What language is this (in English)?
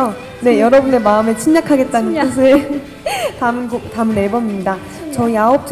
Korean